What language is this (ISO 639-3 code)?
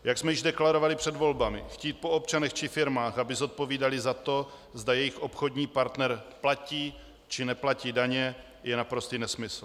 ces